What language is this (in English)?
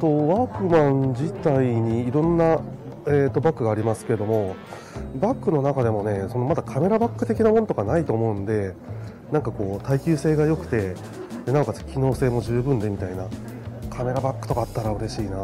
Japanese